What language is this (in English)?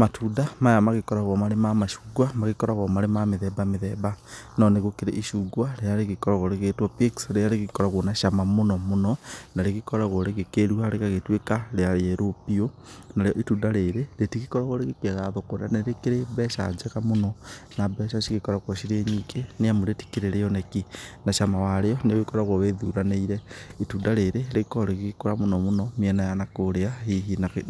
Kikuyu